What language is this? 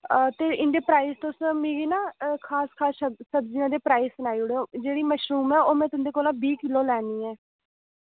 Dogri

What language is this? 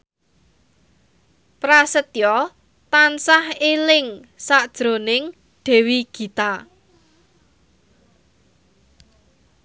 Javanese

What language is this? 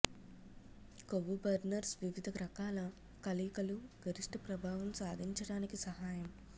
Telugu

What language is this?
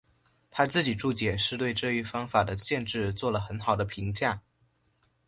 Chinese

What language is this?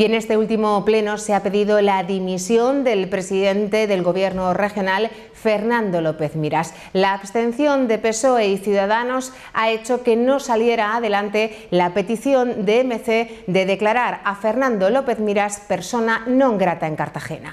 Spanish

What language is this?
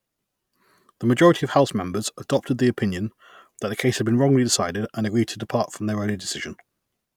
English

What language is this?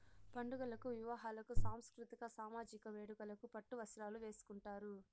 Telugu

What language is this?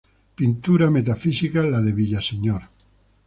Spanish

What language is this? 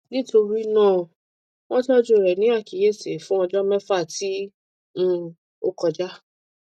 Yoruba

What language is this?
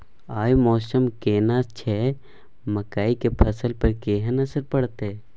Maithili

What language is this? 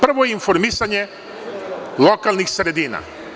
Serbian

